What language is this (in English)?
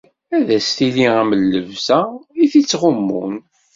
Kabyle